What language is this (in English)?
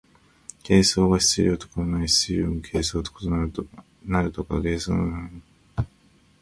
Japanese